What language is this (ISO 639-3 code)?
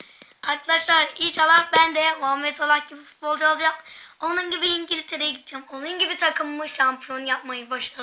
tur